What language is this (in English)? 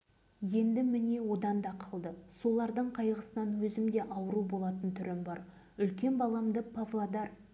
Kazakh